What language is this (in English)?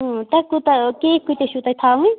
Kashmiri